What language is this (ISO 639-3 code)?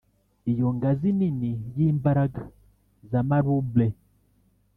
kin